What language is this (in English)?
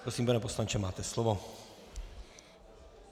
Czech